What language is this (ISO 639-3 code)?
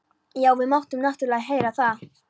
isl